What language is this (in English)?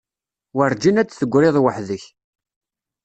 Kabyle